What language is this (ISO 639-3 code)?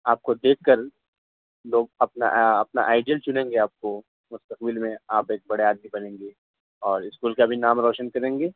urd